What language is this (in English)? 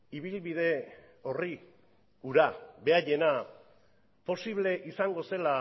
Basque